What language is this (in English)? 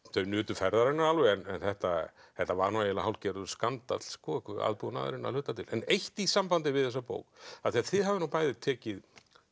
Icelandic